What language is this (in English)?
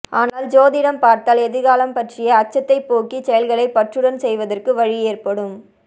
Tamil